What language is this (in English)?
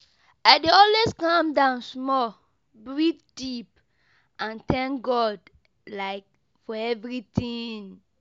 Nigerian Pidgin